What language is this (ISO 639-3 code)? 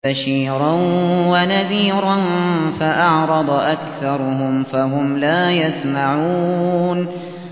ara